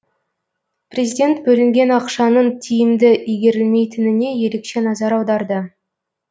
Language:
Kazakh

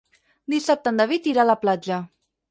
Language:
Catalan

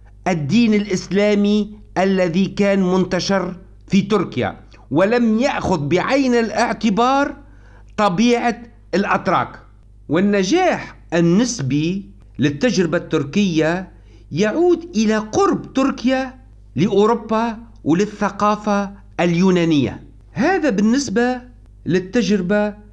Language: Arabic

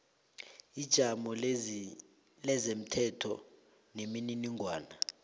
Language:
South Ndebele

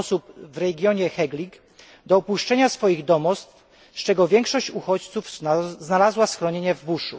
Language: Polish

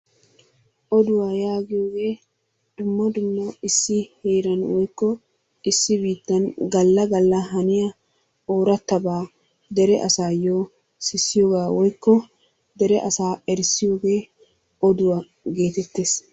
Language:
Wolaytta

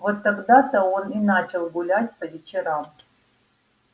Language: Russian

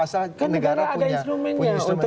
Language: Indonesian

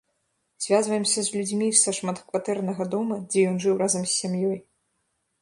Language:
Belarusian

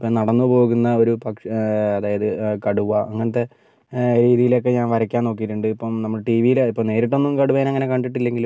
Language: Malayalam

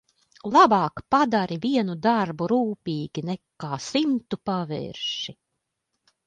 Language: Latvian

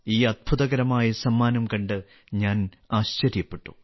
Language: Malayalam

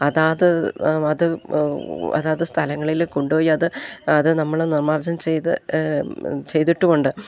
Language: Malayalam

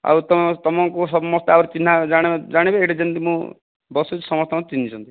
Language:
Odia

